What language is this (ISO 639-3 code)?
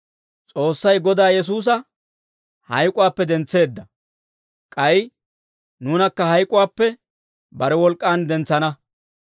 dwr